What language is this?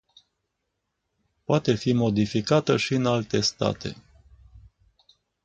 Romanian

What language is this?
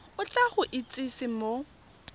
Tswana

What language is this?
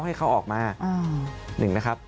Thai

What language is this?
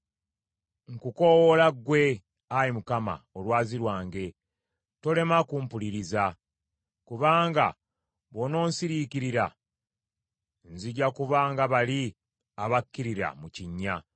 Ganda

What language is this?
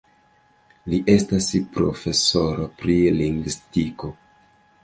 Esperanto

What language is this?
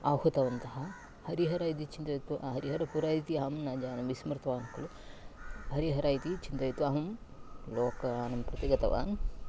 Sanskrit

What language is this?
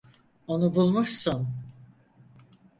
Turkish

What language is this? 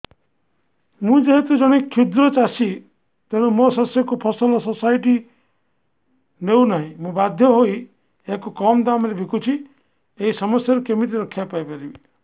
Odia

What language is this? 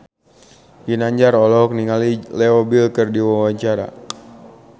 Sundanese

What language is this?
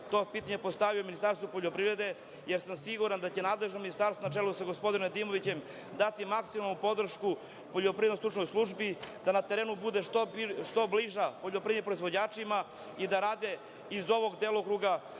Serbian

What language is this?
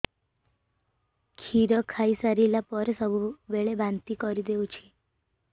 Odia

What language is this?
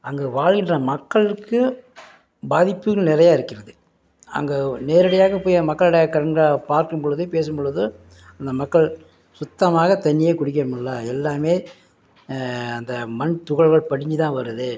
Tamil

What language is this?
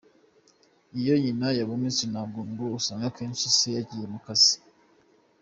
Kinyarwanda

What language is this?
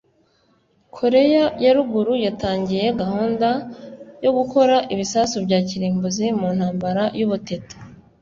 Kinyarwanda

